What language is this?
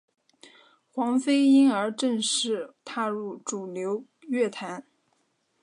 Chinese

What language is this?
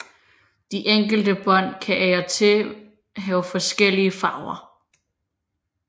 Danish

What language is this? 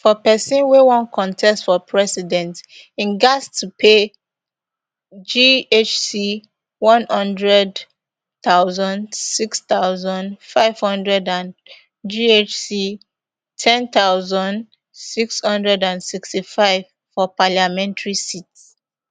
Nigerian Pidgin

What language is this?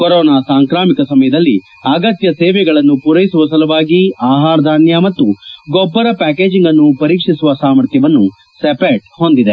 Kannada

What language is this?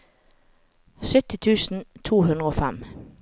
Norwegian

